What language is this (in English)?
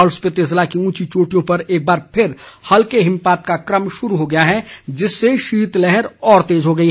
Hindi